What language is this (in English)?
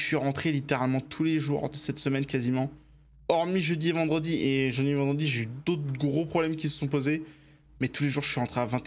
French